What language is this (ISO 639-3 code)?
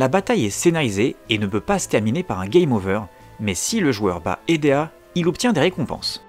fra